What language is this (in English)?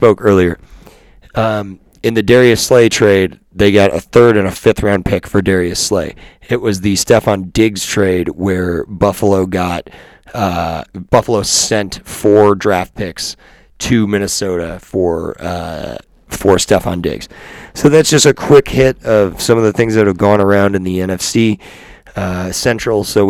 English